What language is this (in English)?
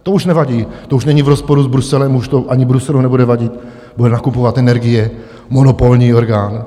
Czech